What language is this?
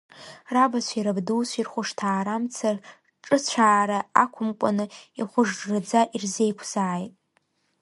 Abkhazian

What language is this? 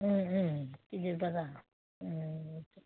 Bodo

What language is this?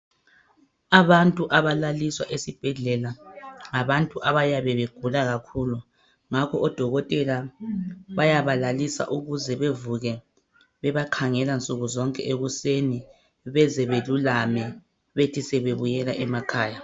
North Ndebele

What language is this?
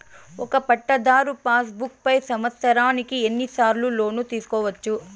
Telugu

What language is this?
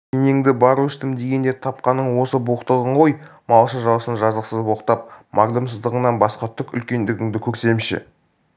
Kazakh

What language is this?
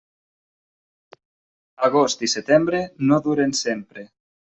Catalan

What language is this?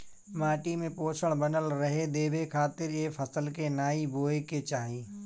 Bhojpuri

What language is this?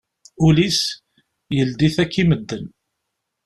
Kabyle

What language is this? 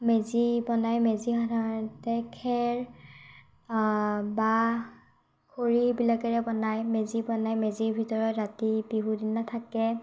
Assamese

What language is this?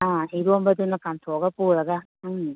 Manipuri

